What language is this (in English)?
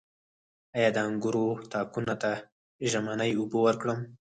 Pashto